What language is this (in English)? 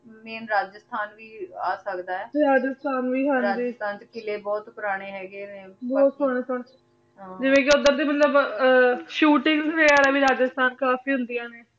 Punjabi